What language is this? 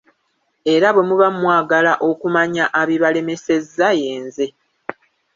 Ganda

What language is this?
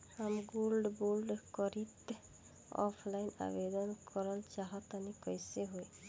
Bhojpuri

